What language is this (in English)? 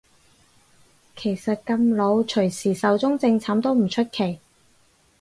Cantonese